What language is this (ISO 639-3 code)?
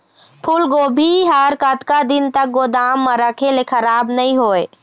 hne